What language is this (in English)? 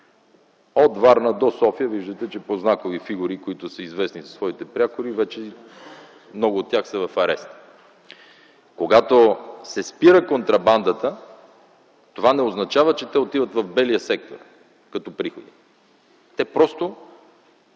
Bulgarian